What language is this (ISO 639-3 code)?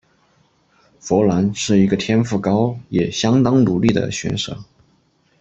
zho